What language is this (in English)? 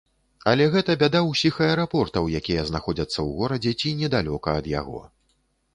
Belarusian